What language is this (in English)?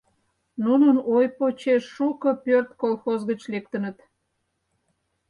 Mari